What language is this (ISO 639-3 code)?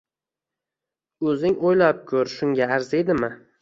uzb